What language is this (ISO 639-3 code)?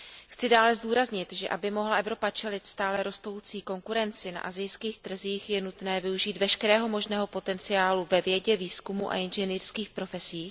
ces